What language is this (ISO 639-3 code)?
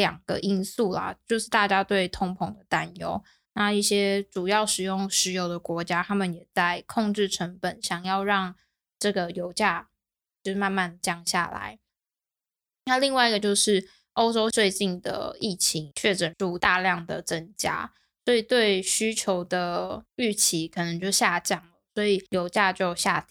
zho